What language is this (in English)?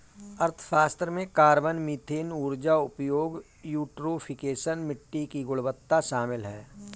Hindi